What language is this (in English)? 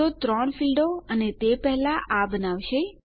Gujarati